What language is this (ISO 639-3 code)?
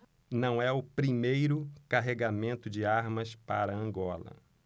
por